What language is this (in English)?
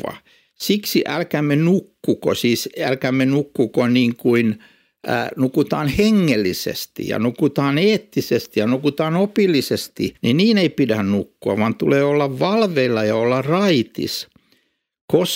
Finnish